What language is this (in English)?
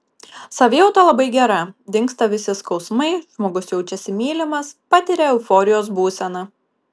Lithuanian